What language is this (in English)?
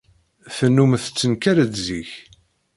Kabyle